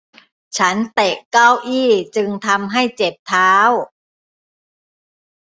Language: Thai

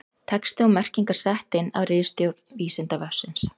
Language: Icelandic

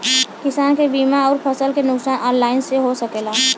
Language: Bhojpuri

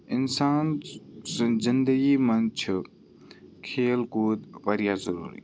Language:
Kashmiri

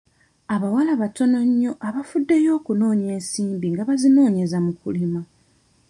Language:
Ganda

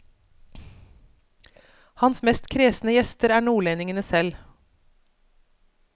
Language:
Norwegian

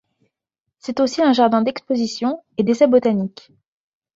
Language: French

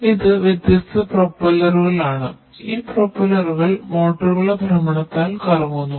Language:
Malayalam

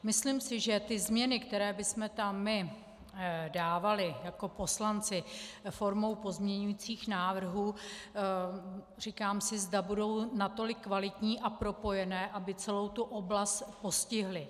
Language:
Czech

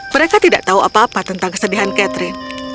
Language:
Indonesian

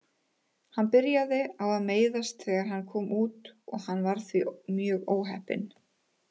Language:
Icelandic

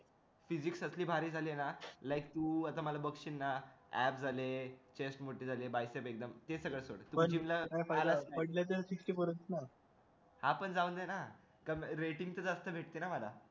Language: Marathi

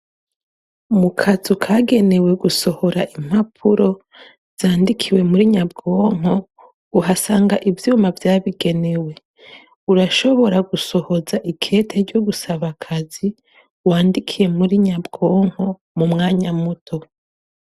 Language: Rundi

